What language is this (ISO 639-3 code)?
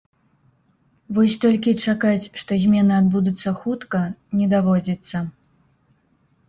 bel